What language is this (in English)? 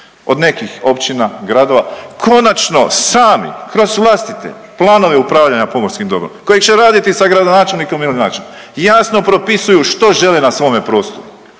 Croatian